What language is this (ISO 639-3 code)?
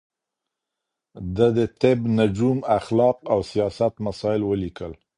pus